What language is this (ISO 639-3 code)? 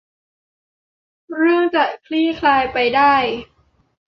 tha